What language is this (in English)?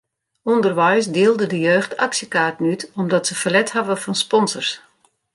Western Frisian